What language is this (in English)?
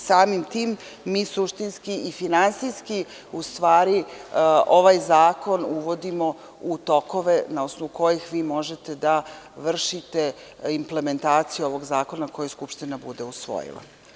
Serbian